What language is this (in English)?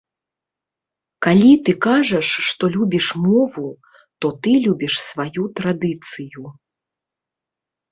Belarusian